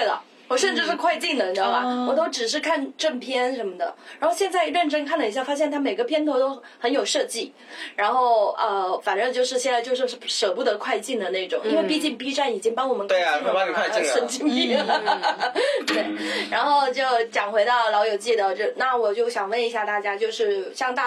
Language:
Chinese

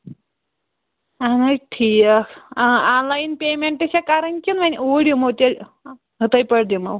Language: Kashmiri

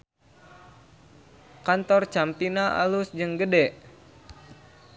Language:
Sundanese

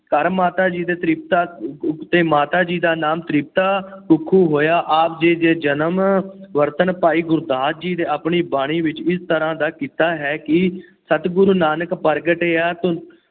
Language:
Punjabi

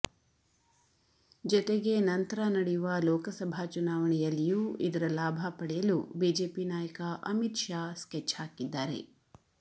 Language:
Kannada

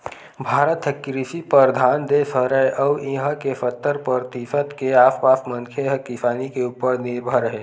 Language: Chhattisgarhi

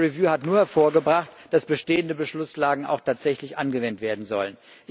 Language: German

